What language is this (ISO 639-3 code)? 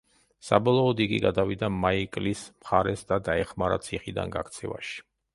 kat